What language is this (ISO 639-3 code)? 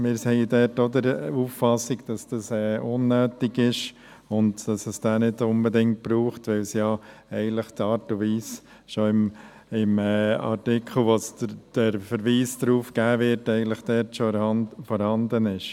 gsw